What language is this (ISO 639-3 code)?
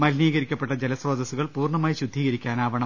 mal